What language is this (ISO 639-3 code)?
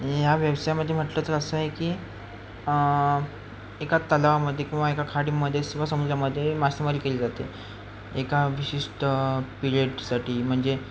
mar